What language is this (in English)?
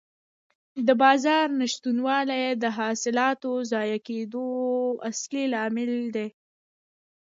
Pashto